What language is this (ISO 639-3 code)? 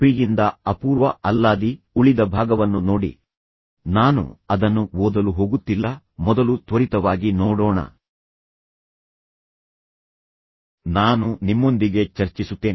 kan